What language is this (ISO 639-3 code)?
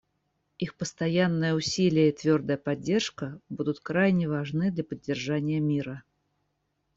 rus